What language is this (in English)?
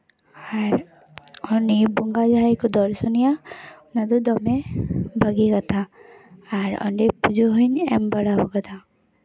Santali